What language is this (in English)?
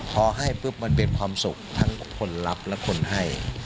Thai